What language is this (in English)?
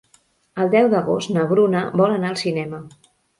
Catalan